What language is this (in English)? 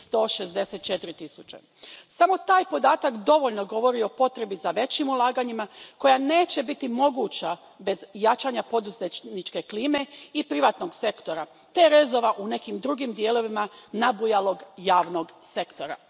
Croatian